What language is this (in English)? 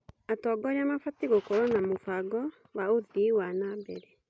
Kikuyu